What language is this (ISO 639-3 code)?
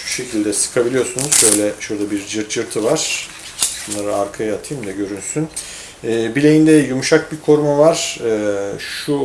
tur